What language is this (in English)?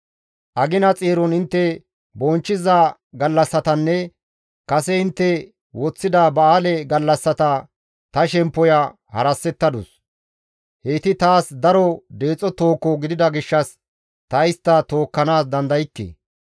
Gamo